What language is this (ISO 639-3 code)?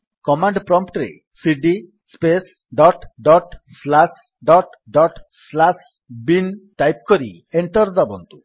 ori